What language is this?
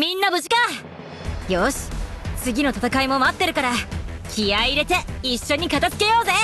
Japanese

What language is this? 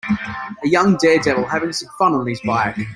English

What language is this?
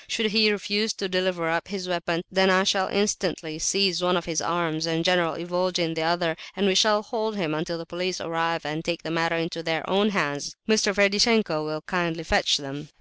English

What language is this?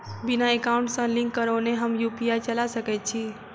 Maithili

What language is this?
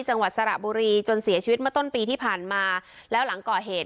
Thai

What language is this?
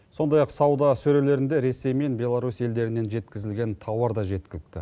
Kazakh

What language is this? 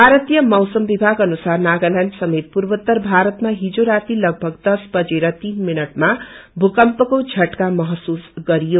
Nepali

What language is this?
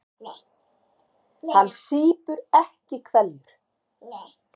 Icelandic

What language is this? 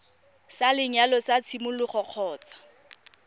Tswana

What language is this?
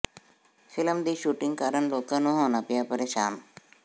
Punjabi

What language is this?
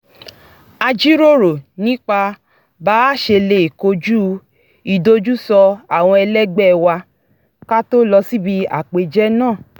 Yoruba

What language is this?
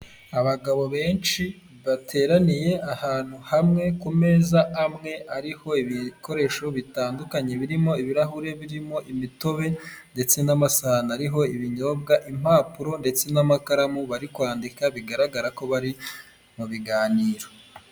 Kinyarwanda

